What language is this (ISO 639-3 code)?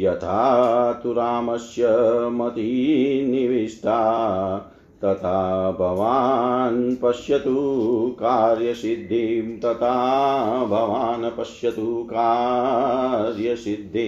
hin